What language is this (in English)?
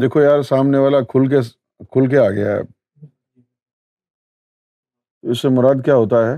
Urdu